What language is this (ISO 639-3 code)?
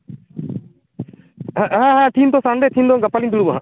sat